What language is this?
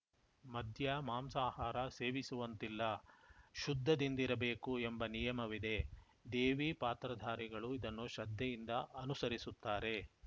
Kannada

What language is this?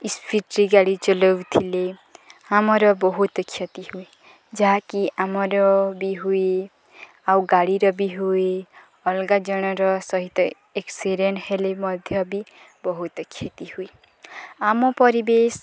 Odia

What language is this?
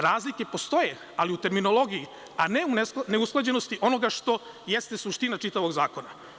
Serbian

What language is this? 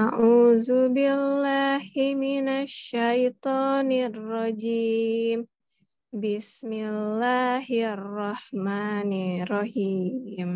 Indonesian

